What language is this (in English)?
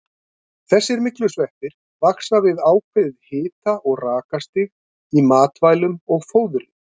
Icelandic